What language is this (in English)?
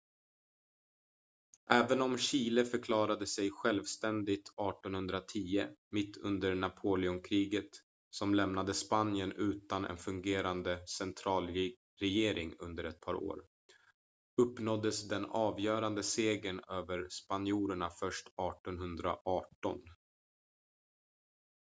Swedish